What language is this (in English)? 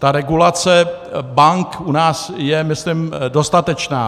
Czech